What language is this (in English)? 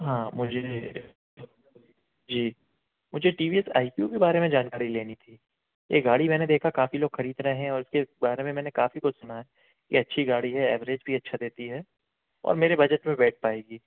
Hindi